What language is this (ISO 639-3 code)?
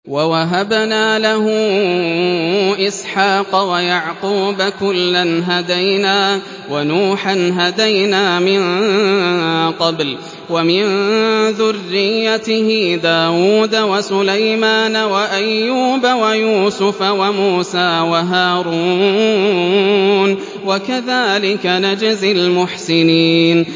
ara